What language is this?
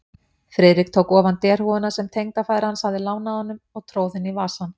Icelandic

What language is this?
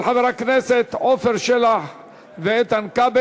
Hebrew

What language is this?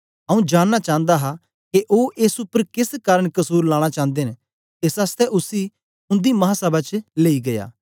Dogri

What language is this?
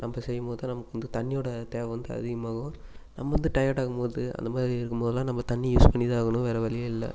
Tamil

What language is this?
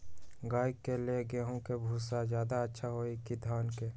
Magahi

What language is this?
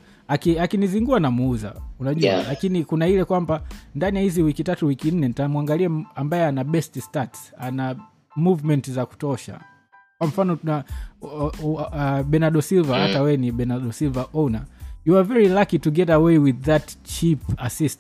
Swahili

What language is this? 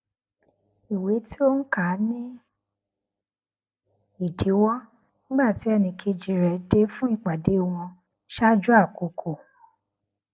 Yoruba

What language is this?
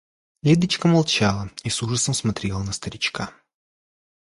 Russian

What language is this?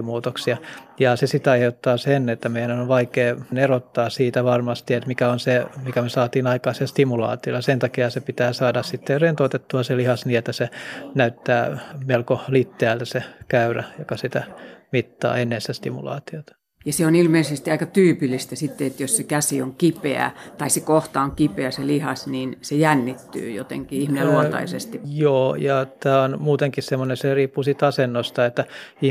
Finnish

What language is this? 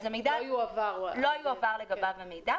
Hebrew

